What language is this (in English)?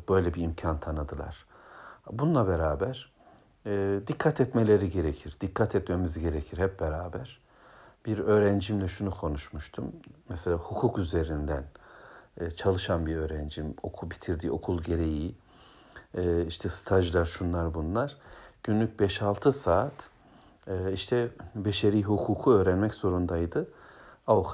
Turkish